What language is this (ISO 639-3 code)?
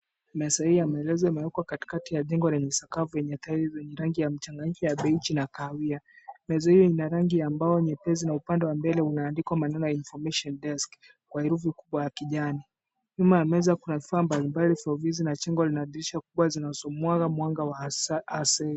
swa